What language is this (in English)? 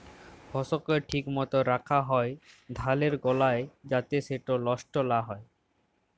Bangla